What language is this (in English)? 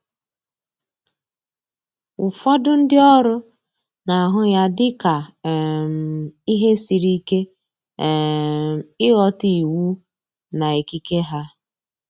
Igbo